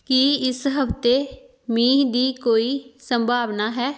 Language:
Punjabi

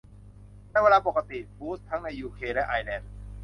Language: Thai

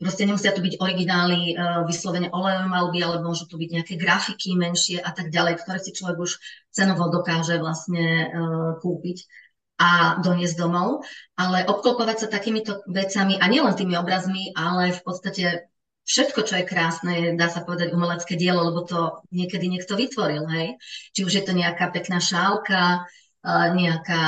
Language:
Czech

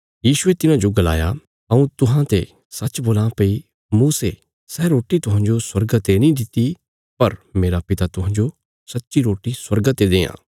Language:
Bilaspuri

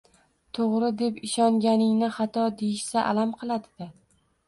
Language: Uzbek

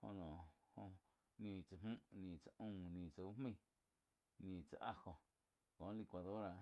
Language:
Quiotepec Chinantec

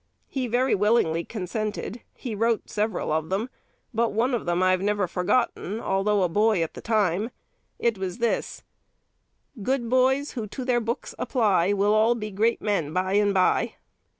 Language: English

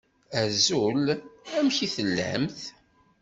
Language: Kabyle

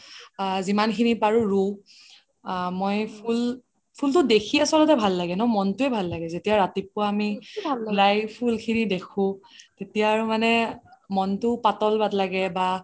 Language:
Assamese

